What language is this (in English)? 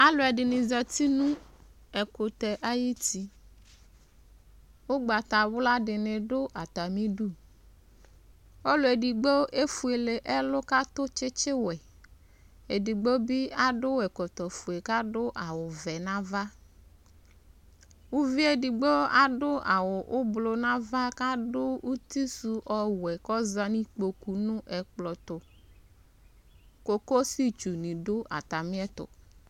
Ikposo